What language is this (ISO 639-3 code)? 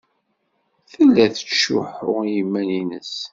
kab